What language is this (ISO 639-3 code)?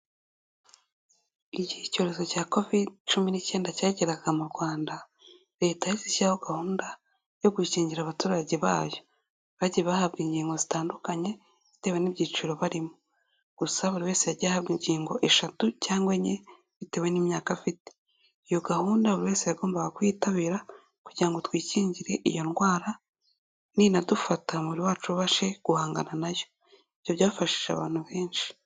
kin